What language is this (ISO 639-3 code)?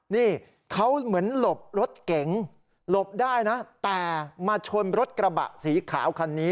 tha